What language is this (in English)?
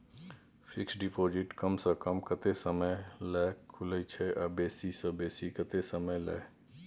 Maithili